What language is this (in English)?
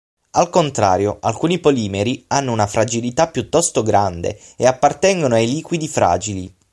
Italian